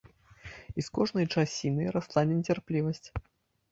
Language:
Belarusian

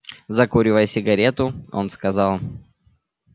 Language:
Russian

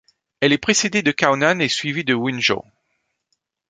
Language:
French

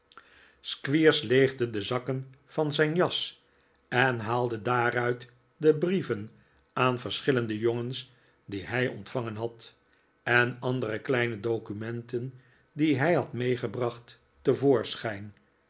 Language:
Dutch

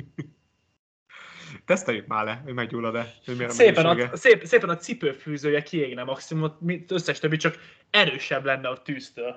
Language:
Hungarian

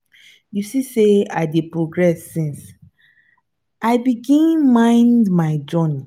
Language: Nigerian Pidgin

